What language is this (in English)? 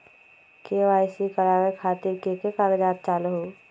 Magahi